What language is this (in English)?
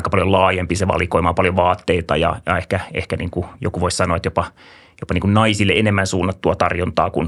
Finnish